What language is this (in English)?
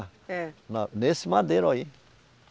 Portuguese